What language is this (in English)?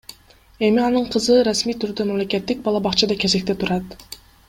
Kyrgyz